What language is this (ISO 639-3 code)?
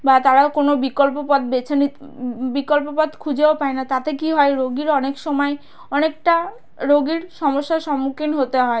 ben